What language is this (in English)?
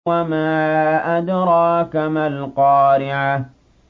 Arabic